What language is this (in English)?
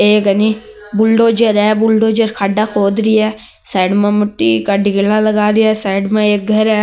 Marwari